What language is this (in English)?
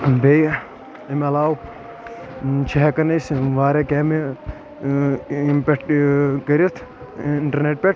Kashmiri